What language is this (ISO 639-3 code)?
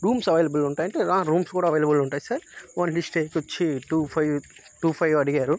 tel